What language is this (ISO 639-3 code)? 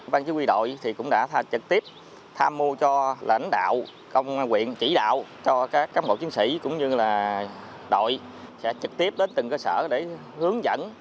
vie